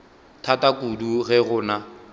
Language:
Northern Sotho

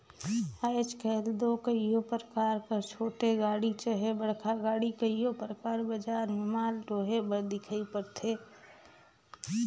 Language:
Chhattisgarhi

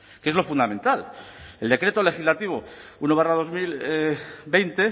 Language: Spanish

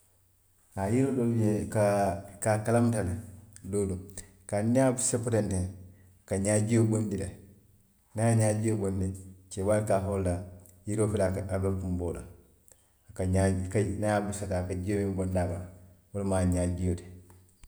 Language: Western Maninkakan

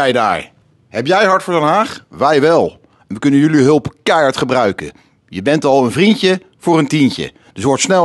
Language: Dutch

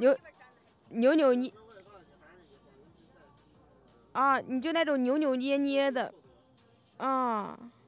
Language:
Chinese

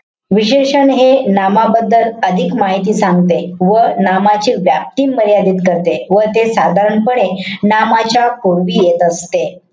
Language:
Marathi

